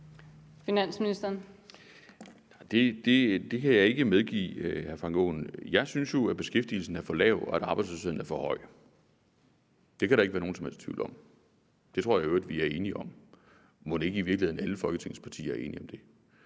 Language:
Danish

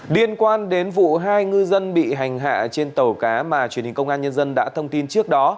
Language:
Vietnamese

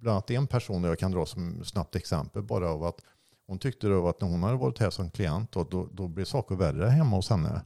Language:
Swedish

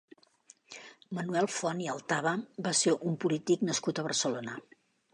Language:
Catalan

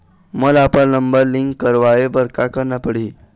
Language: Chhattisgarhi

